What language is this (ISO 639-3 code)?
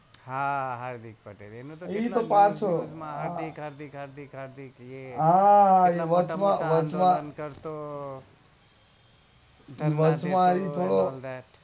guj